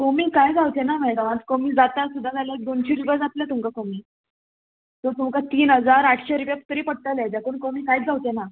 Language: Konkani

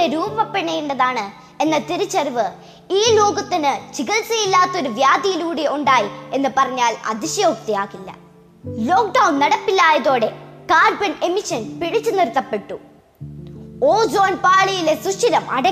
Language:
Malayalam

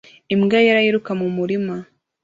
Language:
Kinyarwanda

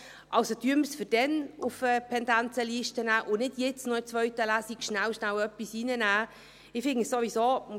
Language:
Swiss German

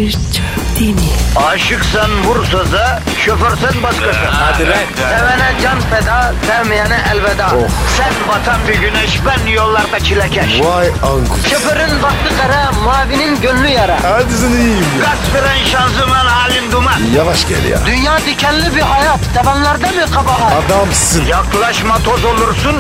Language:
Turkish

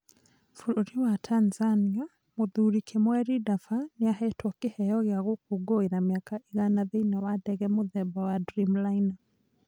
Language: Kikuyu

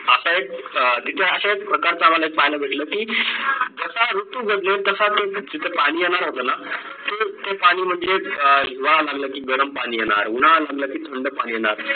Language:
Marathi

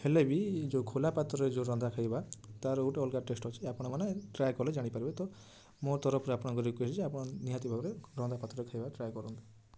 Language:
Odia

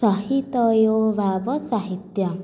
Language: Sanskrit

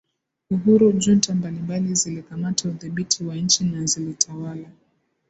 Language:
Swahili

